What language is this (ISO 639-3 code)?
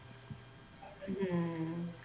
pan